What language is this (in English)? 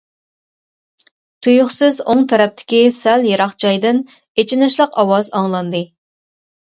Uyghur